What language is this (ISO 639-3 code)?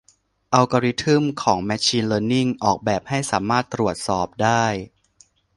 tha